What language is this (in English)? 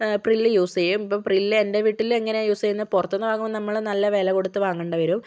Malayalam